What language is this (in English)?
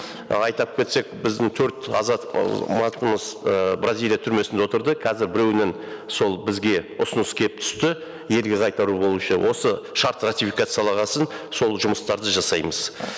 Kazakh